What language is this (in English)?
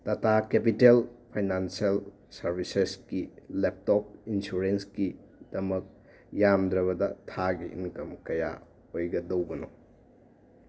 Manipuri